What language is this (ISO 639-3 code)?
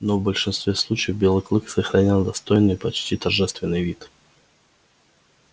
rus